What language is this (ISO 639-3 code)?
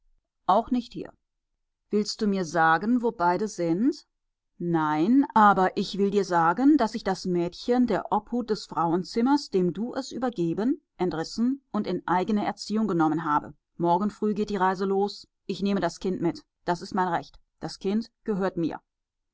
deu